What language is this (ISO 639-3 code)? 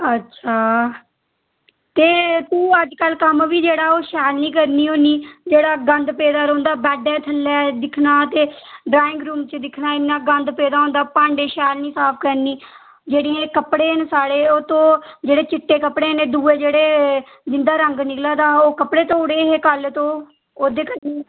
doi